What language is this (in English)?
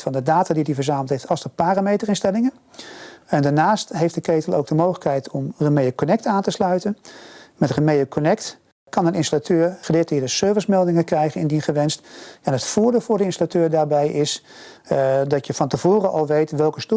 Dutch